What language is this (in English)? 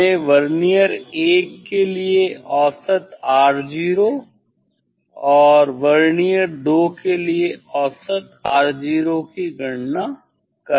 Hindi